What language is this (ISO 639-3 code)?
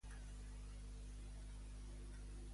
cat